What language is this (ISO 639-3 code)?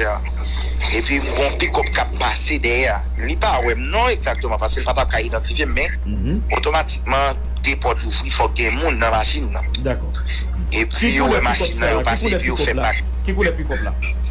fra